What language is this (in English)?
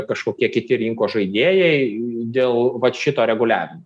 Lithuanian